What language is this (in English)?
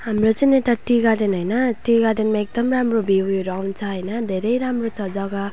Nepali